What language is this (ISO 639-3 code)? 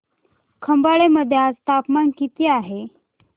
mar